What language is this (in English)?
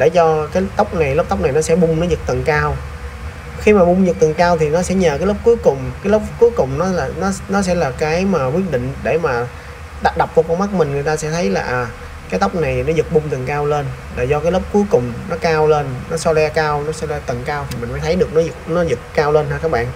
Vietnamese